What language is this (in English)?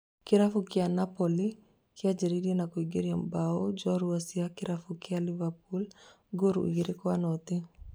Kikuyu